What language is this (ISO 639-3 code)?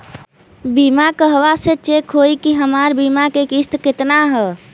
bho